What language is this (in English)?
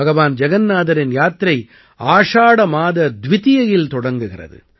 Tamil